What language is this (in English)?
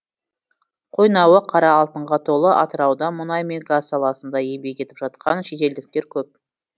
Kazakh